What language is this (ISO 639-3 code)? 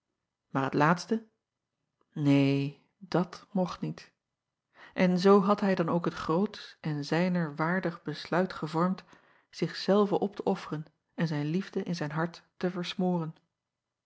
nld